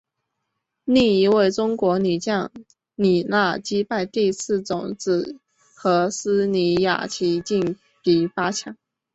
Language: Chinese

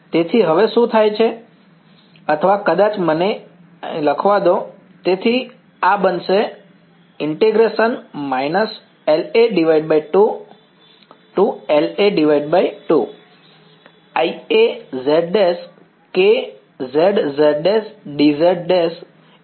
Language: Gujarati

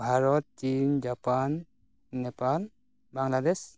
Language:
Santali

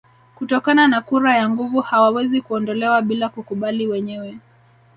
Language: Swahili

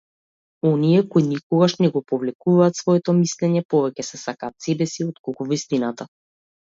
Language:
Macedonian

